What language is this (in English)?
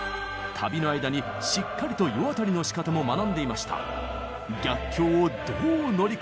Japanese